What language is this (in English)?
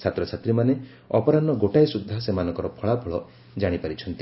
Odia